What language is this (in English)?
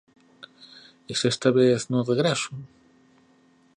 Galician